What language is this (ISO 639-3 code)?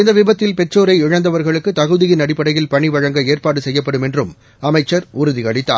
tam